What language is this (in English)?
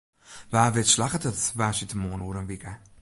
Western Frisian